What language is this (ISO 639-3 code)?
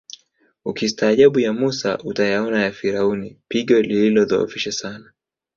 swa